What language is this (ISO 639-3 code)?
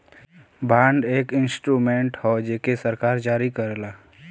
bho